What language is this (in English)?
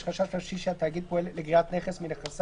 Hebrew